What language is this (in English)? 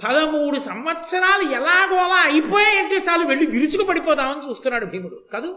Telugu